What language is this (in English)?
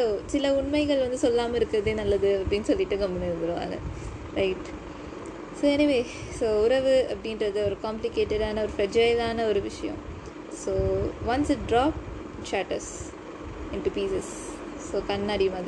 Tamil